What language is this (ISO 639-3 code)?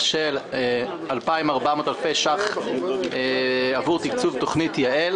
heb